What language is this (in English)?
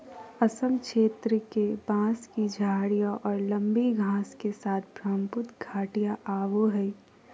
Magahi